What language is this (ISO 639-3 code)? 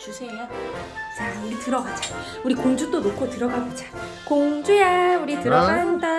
kor